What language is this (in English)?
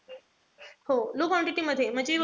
Marathi